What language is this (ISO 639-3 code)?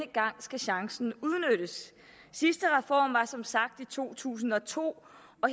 dan